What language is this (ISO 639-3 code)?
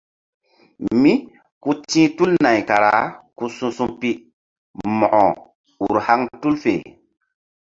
mdd